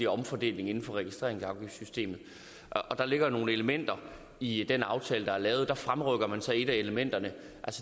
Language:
Danish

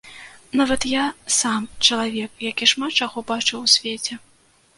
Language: Belarusian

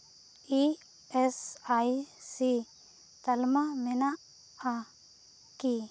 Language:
Santali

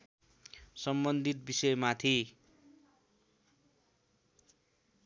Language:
Nepali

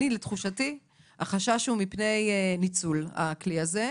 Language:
Hebrew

